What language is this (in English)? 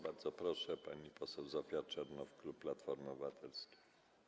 Polish